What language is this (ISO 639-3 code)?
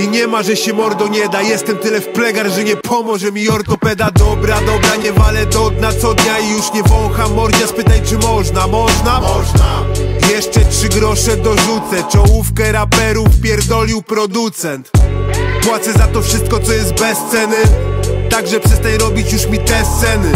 pol